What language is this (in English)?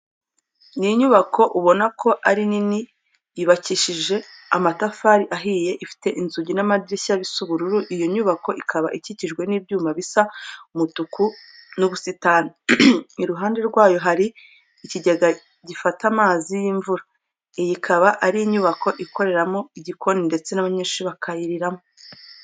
Kinyarwanda